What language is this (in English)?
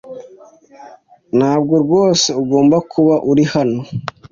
Kinyarwanda